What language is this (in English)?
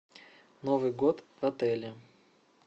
Russian